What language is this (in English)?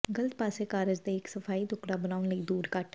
Punjabi